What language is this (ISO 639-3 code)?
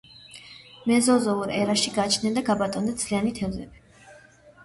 kat